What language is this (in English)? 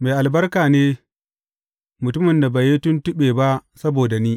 Hausa